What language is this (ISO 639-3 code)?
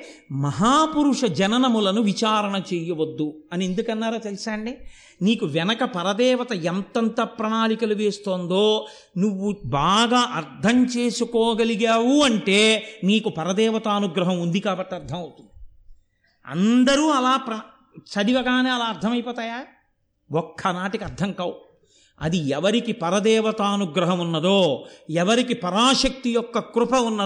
tel